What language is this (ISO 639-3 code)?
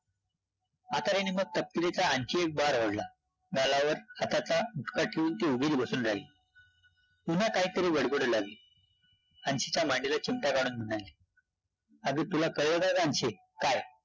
mar